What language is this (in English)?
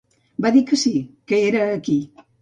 Catalan